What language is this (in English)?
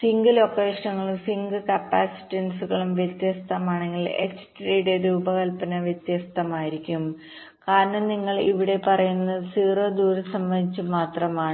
Malayalam